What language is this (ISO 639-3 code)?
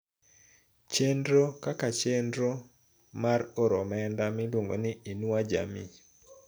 luo